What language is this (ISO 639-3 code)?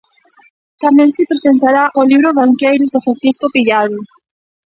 glg